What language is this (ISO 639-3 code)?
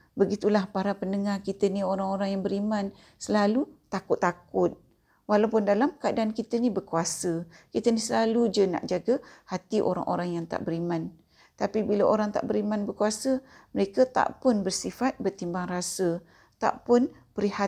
msa